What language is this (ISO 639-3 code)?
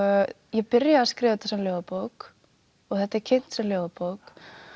isl